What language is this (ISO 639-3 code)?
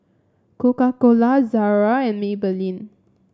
eng